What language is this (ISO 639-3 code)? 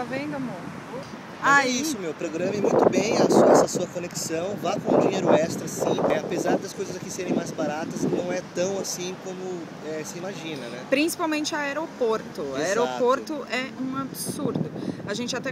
por